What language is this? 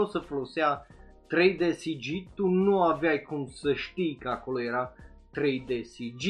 Romanian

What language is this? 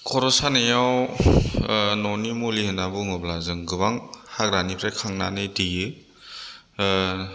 Bodo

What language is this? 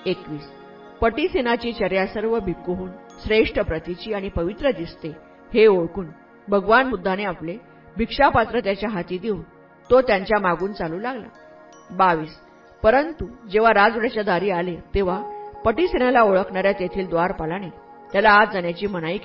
Marathi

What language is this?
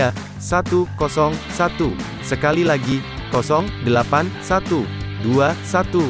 Indonesian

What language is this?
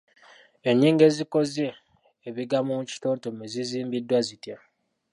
Ganda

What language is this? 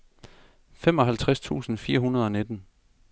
Danish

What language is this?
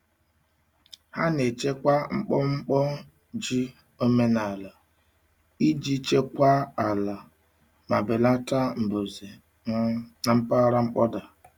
Igbo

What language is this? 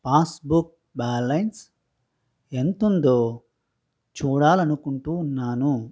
Telugu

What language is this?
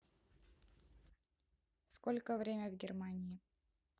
Russian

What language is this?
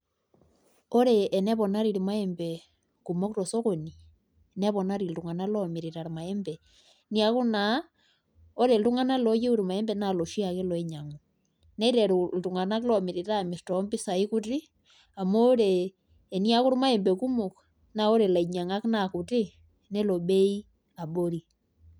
Masai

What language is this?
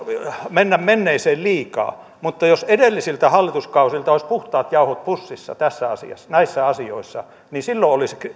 Finnish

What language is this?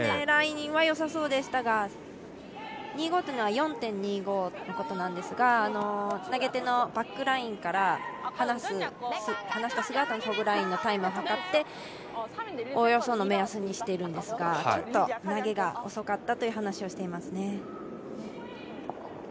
Japanese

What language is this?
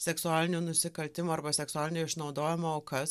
Lithuanian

